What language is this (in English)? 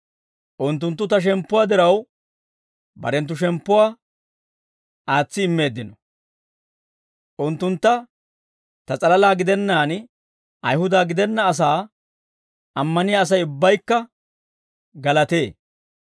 Dawro